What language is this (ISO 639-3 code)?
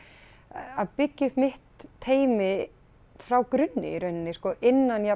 isl